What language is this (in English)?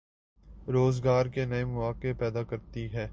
Urdu